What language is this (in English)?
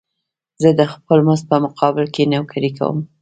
Pashto